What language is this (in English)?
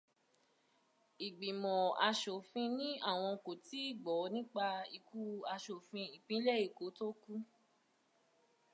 Yoruba